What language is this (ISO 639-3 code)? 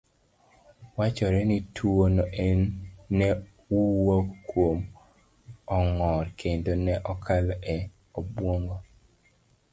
luo